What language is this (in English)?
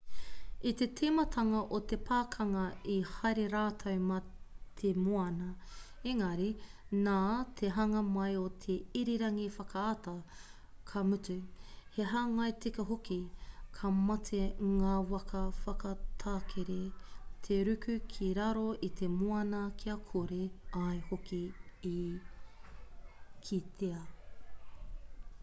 Māori